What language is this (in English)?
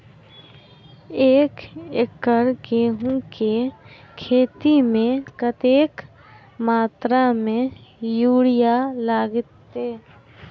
Maithili